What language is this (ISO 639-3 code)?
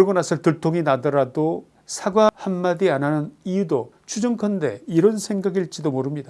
kor